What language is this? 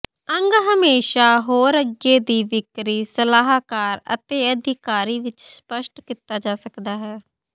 Punjabi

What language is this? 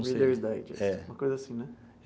Portuguese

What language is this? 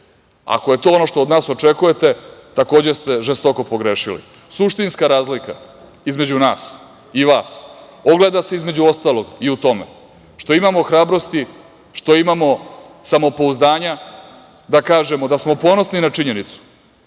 Serbian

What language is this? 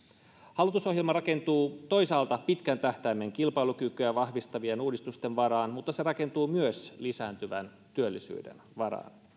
Finnish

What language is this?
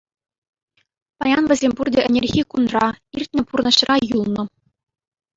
Chuvash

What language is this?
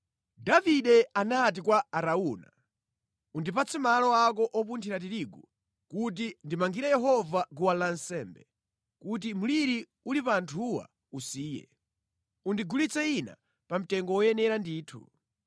Nyanja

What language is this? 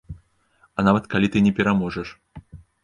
Belarusian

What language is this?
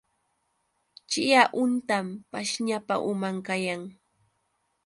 Yauyos Quechua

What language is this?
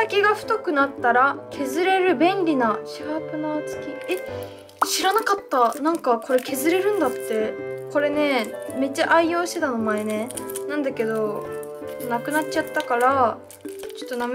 Japanese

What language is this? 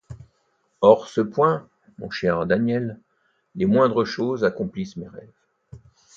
French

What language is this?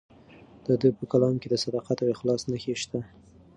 Pashto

